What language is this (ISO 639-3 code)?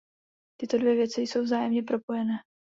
ces